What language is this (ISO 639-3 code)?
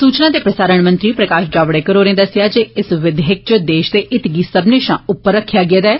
doi